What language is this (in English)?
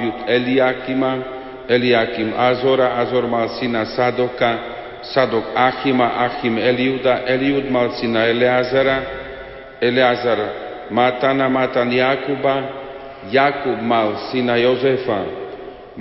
Slovak